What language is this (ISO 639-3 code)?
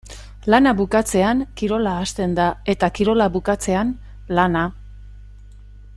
eus